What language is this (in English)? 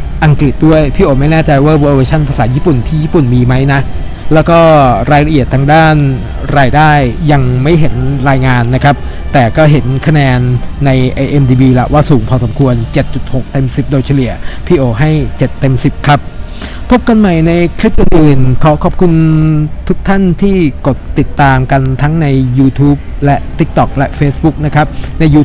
Thai